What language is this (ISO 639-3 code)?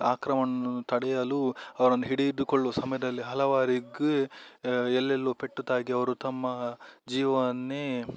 kan